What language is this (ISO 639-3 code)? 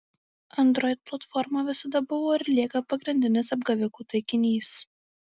lit